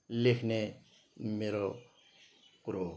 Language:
Nepali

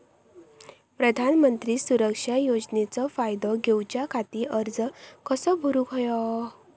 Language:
Marathi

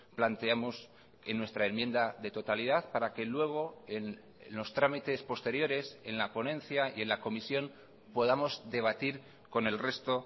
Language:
Spanish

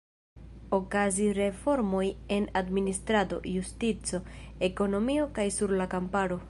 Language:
Esperanto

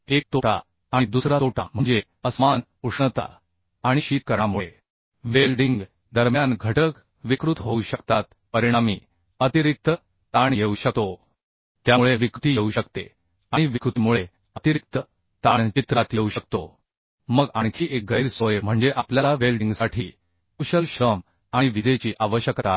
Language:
Marathi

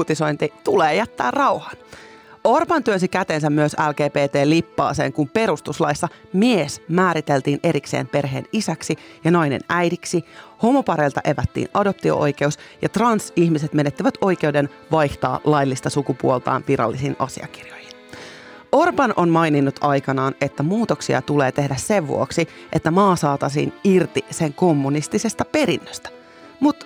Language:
Finnish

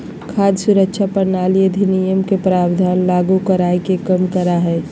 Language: Magahi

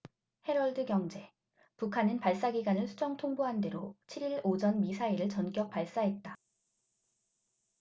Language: Korean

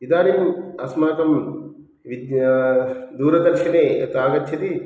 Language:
Sanskrit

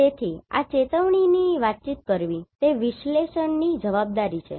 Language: Gujarati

